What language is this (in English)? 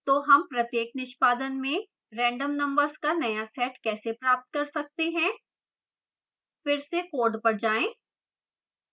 Hindi